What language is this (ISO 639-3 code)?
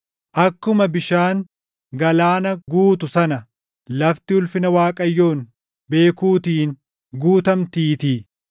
orm